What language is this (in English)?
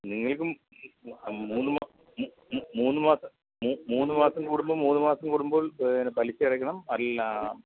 Malayalam